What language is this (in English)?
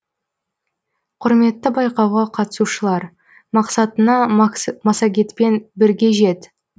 Kazakh